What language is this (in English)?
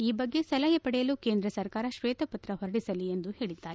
Kannada